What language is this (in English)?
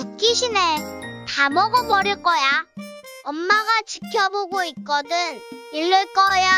Korean